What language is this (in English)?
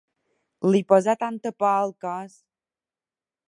Catalan